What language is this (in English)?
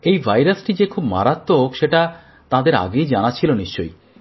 Bangla